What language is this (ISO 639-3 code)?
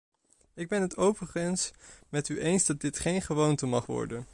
nld